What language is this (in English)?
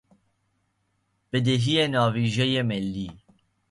Persian